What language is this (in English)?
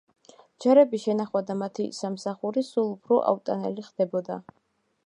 Georgian